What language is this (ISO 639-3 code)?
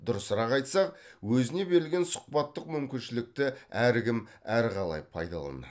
kaz